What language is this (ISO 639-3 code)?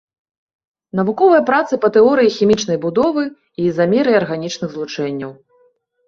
bel